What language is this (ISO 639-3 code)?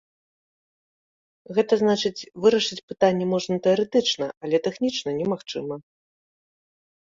bel